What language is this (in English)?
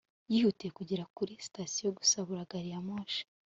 Kinyarwanda